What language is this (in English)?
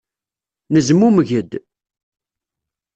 Kabyle